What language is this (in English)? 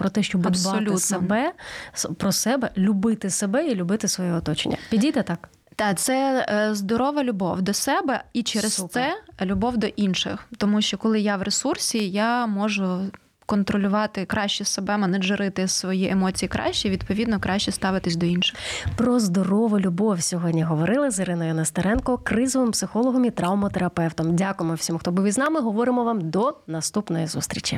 Ukrainian